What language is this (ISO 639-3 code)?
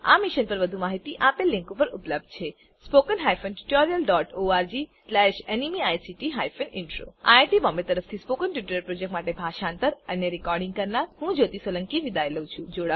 guj